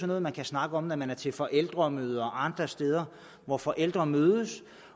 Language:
Danish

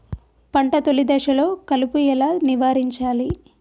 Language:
Telugu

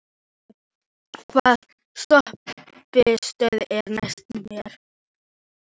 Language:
Icelandic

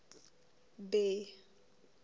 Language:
Southern Sotho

